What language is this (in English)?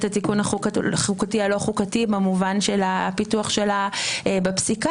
Hebrew